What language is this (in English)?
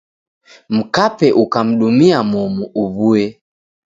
Taita